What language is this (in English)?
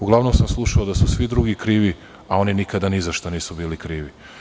Serbian